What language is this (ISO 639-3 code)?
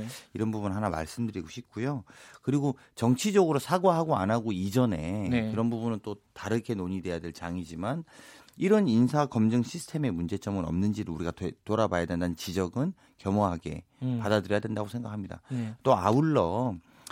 kor